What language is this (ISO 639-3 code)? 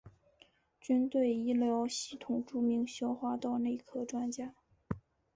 zho